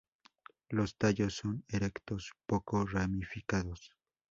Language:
Spanish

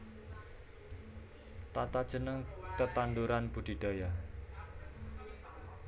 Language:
Javanese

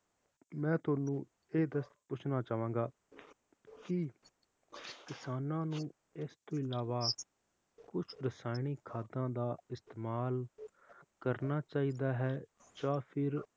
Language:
Punjabi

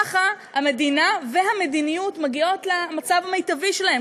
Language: Hebrew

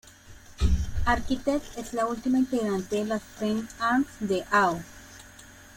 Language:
Spanish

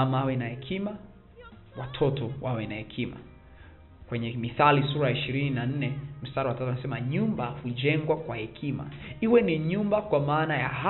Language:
Swahili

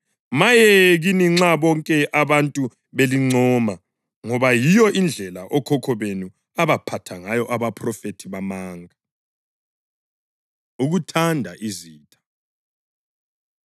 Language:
North Ndebele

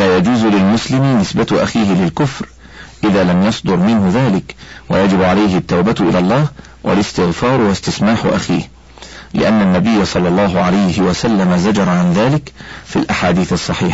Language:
Arabic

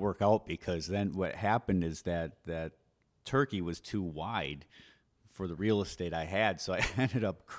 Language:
English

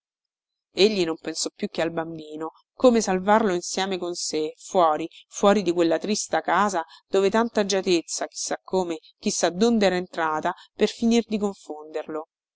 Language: Italian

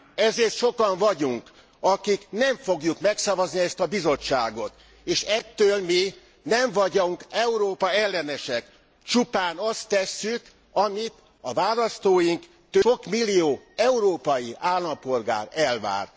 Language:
Hungarian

